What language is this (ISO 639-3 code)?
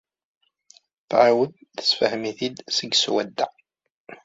kab